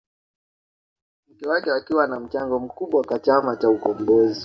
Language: Swahili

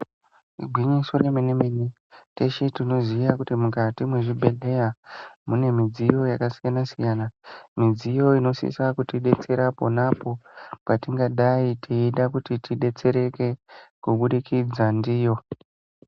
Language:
Ndau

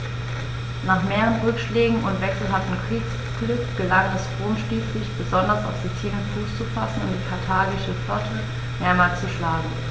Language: German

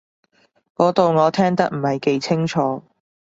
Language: Cantonese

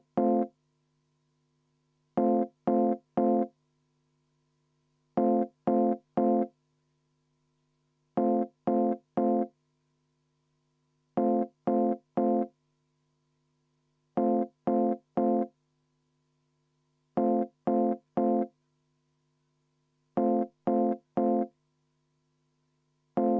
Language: Estonian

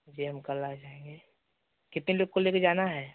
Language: Hindi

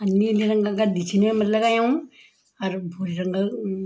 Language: Garhwali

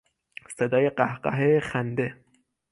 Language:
Persian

